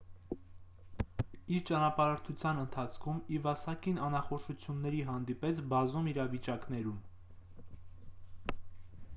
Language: Armenian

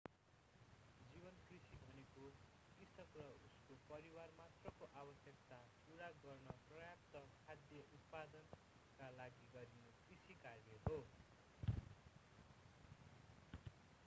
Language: Nepali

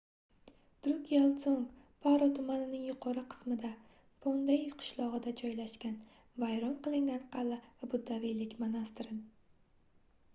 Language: Uzbek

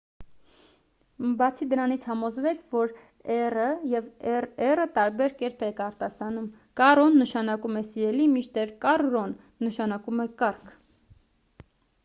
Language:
Armenian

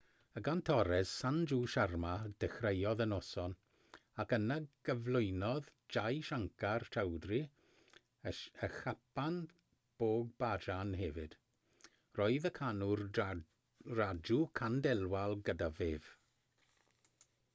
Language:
Welsh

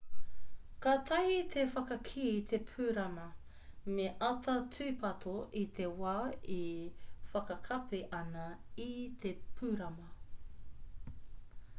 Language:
Māori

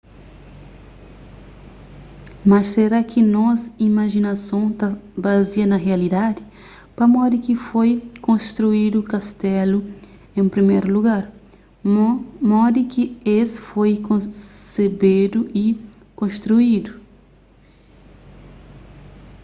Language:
Kabuverdianu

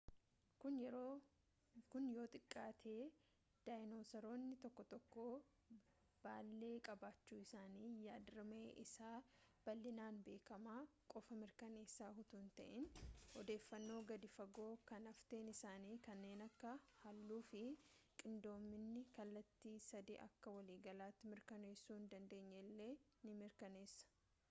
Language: Oromo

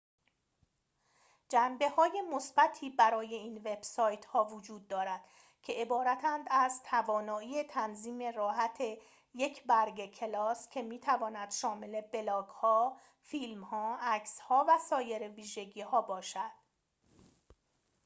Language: Persian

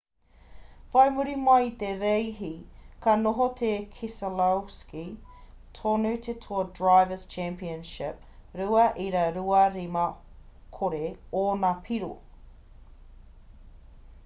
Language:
Māori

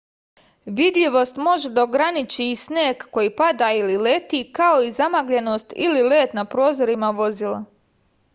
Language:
Serbian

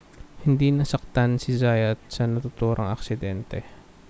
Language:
Filipino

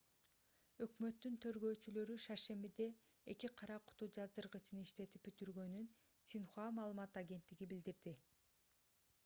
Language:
Kyrgyz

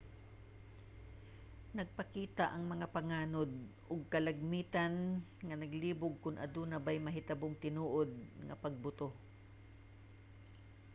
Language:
Cebuano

